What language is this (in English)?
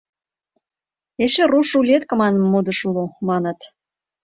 Mari